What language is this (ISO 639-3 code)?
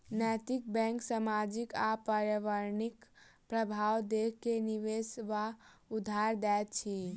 mai